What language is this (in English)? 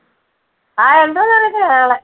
Malayalam